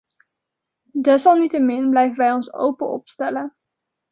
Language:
Dutch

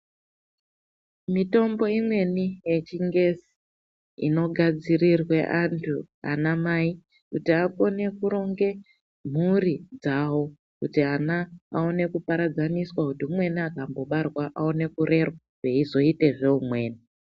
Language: Ndau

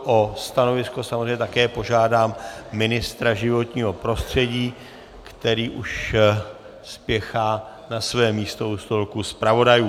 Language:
Czech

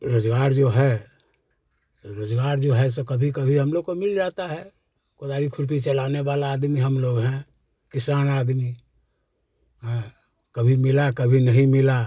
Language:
Hindi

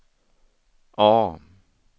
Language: Swedish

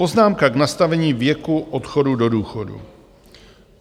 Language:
Czech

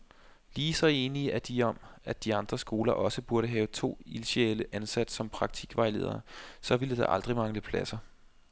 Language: Danish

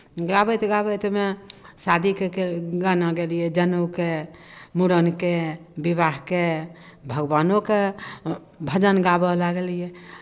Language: Maithili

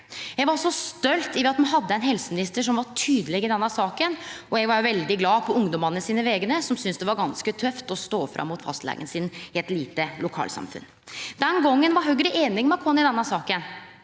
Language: Norwegian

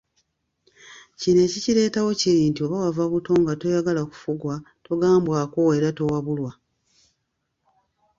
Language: Ganda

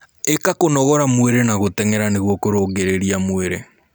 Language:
Kikuyu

